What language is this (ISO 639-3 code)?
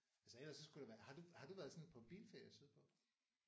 dan